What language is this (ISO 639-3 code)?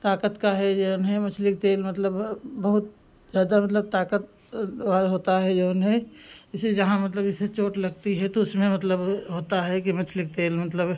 hin